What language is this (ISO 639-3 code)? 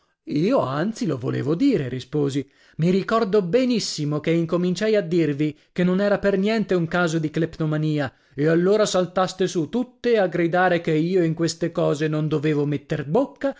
ita